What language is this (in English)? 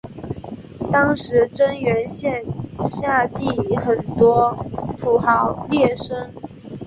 Chinese